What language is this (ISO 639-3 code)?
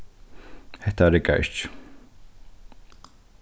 fao